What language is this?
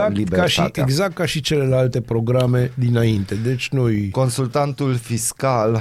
Romanian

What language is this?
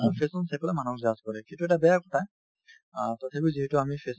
Assamese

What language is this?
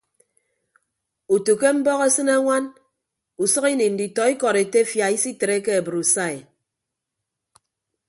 Ibibio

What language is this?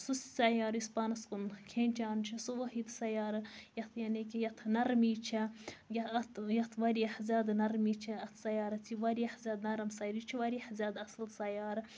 Kashmiri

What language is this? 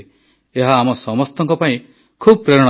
Odia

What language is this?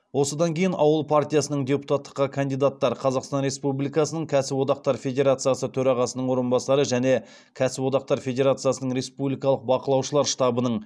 Kazakh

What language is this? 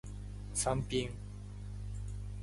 Japanese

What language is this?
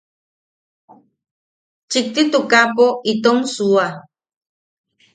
Yaqui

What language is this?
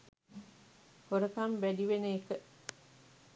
Sinhala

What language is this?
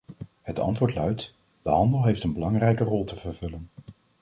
Dutch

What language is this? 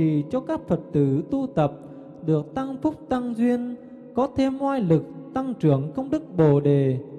Vietnamese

